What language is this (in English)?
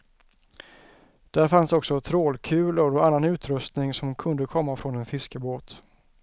Swedish